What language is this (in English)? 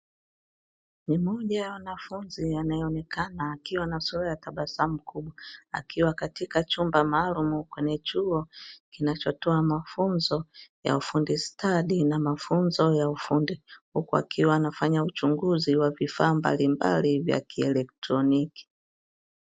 Swahili